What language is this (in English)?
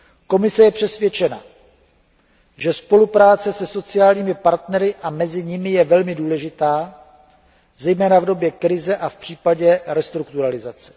Czech